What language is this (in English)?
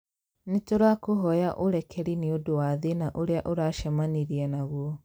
Kikuyu